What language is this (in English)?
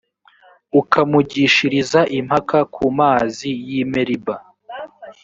Kinyarwanda